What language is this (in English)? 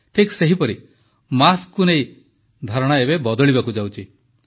Odia